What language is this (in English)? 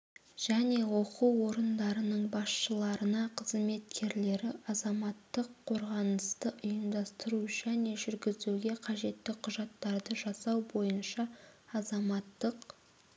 Kazakh